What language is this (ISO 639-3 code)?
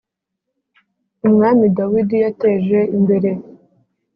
kin